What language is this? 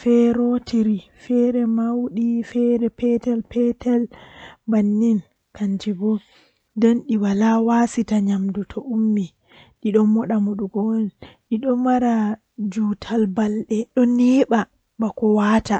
Western Niger Fulfulde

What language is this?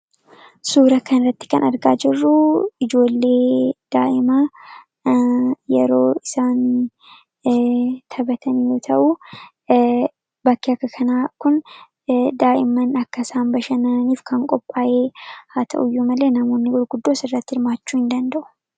Oromo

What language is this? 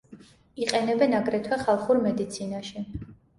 Georgian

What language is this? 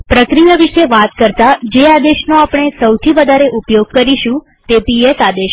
Gujarati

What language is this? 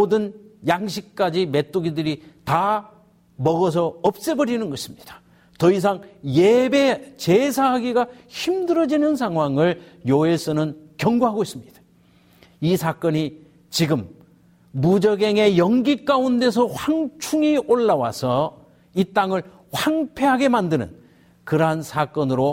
Korean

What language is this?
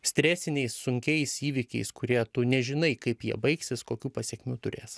Lithuanian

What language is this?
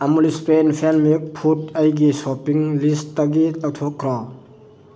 Manipuri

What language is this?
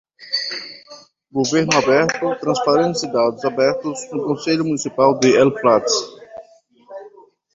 Portuguese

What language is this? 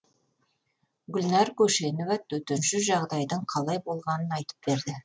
Kazakh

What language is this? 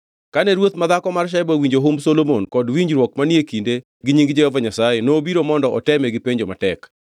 Luo (Kenya and Tanzania)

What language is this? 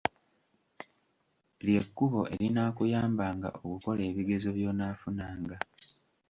Ganda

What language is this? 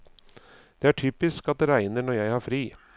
Norwegian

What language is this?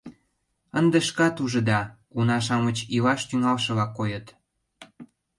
Mari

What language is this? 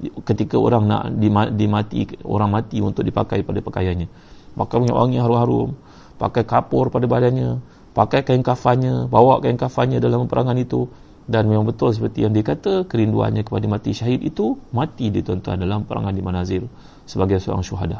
Malay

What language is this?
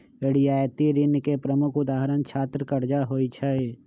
Magahi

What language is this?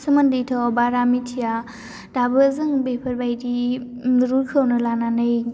Bodo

